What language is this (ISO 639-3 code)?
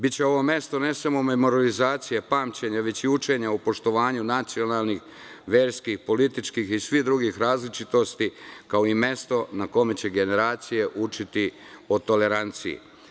srp